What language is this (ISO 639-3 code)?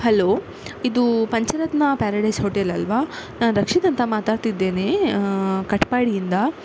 kan